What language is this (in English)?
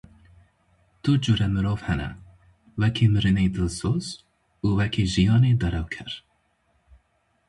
Kurdish